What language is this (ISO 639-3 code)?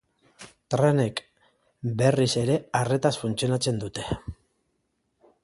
eus